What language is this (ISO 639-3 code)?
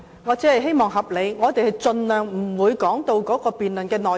yue